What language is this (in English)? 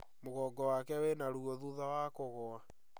Kikuyu